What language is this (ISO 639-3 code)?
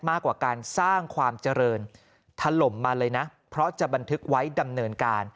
tha